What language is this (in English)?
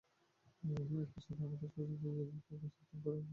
Bangla